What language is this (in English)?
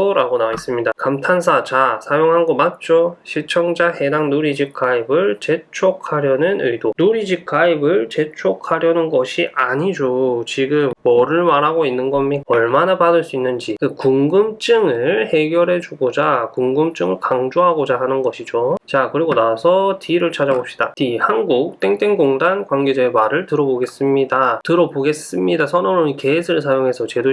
Korean